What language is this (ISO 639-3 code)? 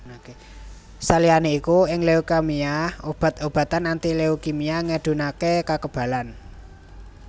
jav